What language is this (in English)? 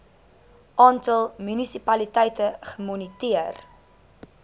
Afrikaans